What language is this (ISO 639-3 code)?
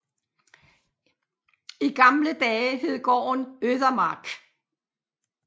dan